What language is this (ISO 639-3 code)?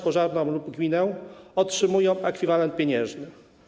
pol